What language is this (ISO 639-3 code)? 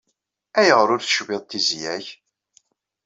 kab